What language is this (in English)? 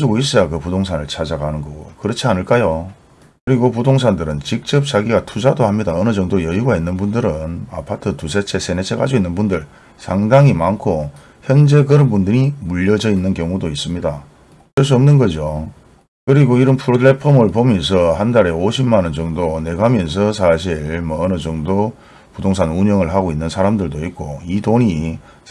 Korean